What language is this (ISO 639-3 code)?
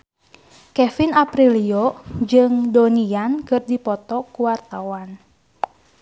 sun